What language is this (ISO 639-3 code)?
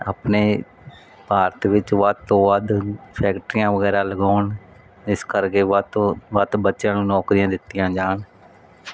pan